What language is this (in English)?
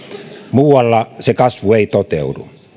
Finnish